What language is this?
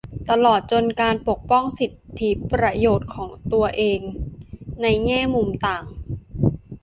Thai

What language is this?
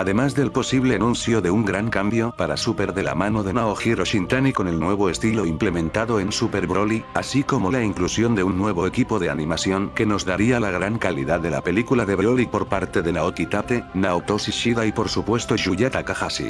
Spanish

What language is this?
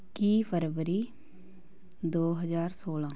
Punjabi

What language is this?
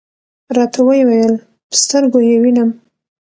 Pashto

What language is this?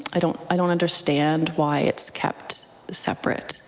English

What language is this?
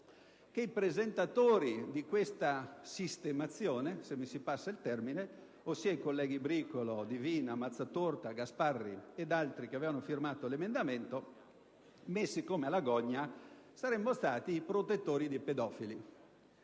Italian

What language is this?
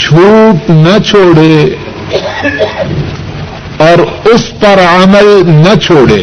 Urdu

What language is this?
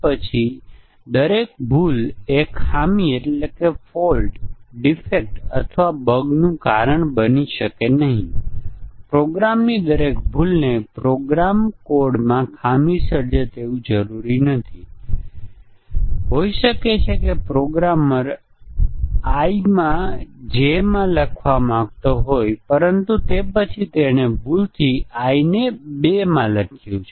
Gujarati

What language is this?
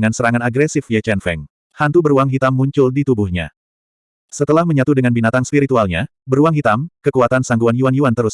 Indonesian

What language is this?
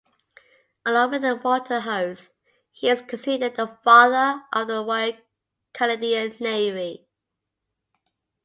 English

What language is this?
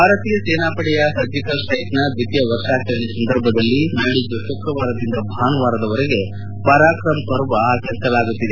Kannada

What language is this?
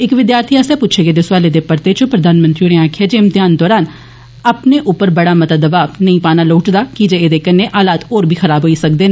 Dogri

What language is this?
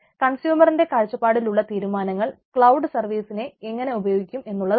Malayalam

